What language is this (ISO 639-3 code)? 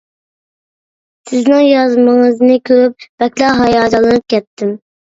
uig